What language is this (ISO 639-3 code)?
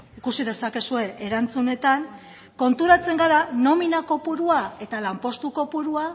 eus